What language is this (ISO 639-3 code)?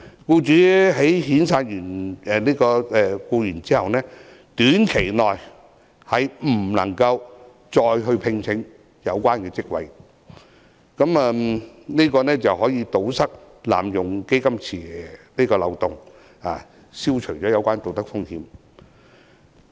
yue